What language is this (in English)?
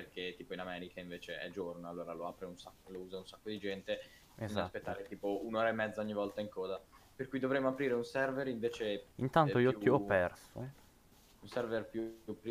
Italian